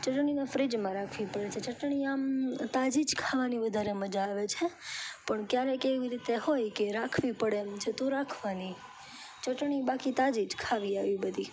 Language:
Gujarati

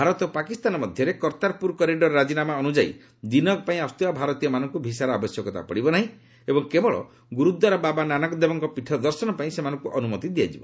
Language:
Odia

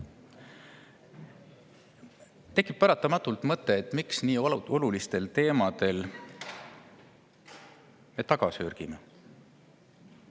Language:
Estonian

